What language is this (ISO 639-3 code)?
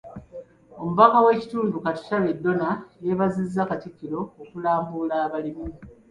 lug